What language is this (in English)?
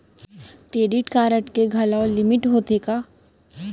Chhattisgarhi